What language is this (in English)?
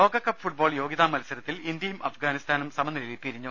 Malayalam